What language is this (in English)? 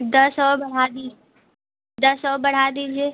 Hindi